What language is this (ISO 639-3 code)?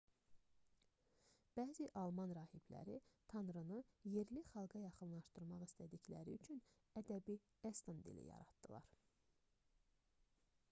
aze